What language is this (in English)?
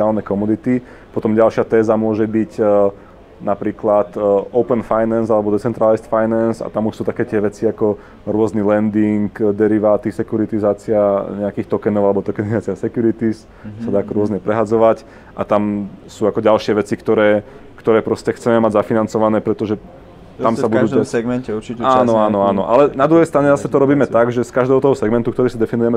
Slovak